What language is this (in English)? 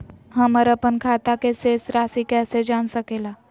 Magahi